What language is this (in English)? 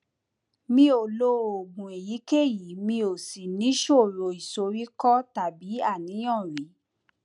Yoruba